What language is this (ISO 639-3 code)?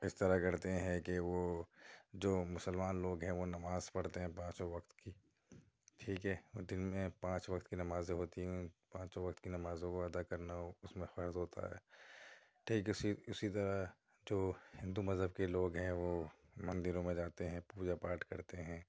urd